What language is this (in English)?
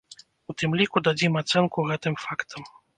Belarusian